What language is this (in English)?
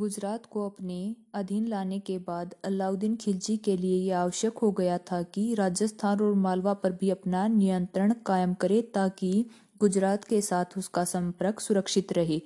Hindi